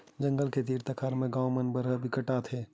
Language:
Chhattisgarhi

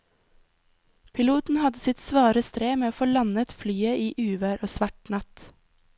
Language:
Norwegian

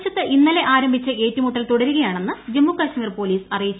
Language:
Malayalam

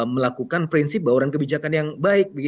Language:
Indonesian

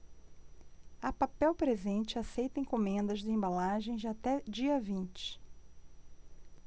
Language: Portuguese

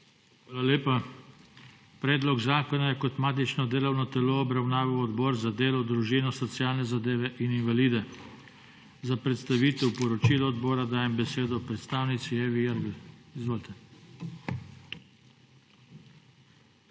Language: Slovenian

